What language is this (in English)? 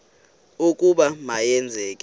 Xhosa